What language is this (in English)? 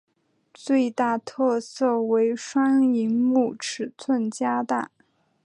Chinese